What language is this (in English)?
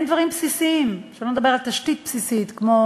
Hebrew